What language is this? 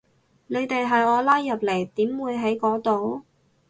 Cantonese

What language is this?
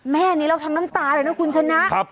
Thai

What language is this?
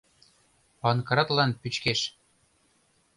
Mari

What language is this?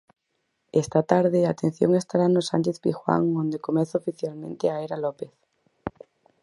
Galician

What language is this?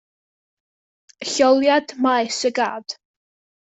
Welsh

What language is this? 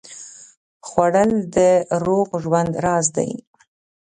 Pashto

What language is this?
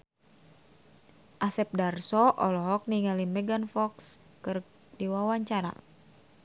Sundanese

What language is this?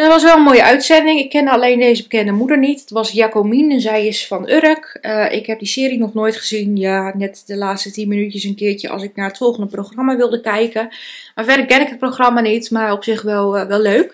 Dutch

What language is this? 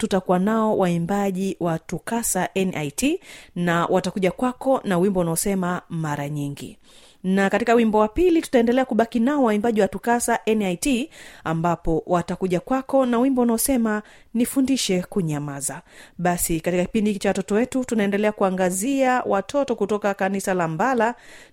Swahili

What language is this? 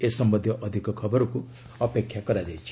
Odia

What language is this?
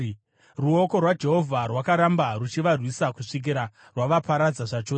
Shona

